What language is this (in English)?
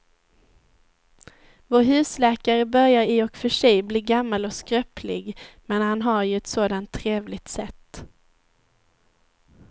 Swedish